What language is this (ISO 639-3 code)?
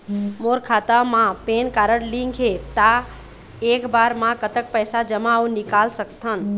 hne